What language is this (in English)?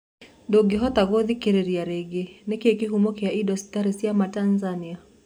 Kikuyu